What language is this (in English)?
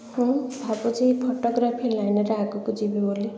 Odia